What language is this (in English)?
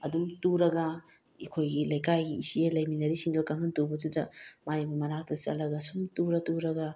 Manipuri